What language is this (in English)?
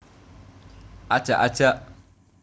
Javanese